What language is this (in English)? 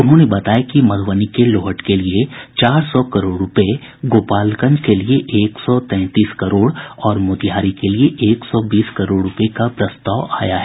Hindi